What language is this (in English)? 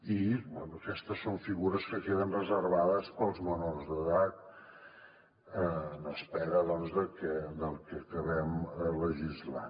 Catalan